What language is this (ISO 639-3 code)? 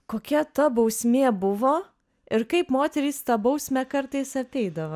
lit